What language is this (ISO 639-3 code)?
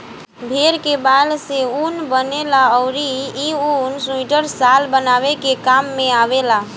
bho